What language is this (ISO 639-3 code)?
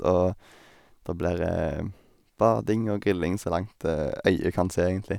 nor